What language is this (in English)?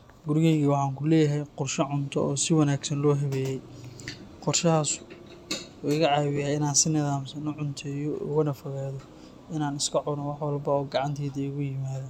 Somali